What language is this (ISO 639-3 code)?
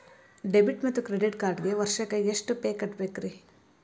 kan